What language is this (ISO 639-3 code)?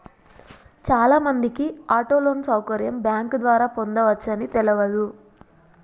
tel